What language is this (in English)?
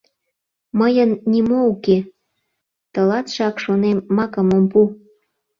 Mari